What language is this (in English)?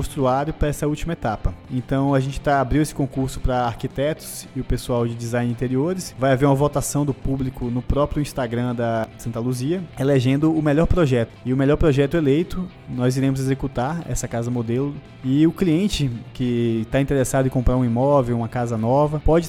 Portuguese